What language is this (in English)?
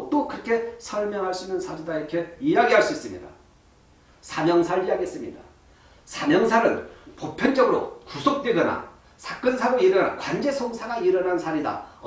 Korean